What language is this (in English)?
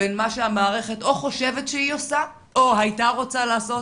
Hebrew